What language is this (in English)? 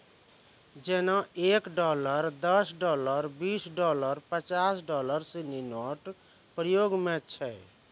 Maithili